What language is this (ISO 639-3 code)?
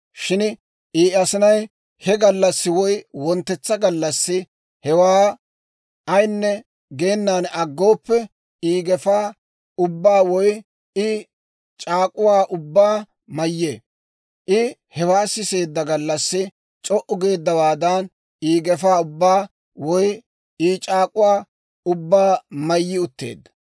dwr